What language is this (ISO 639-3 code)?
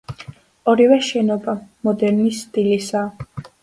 kat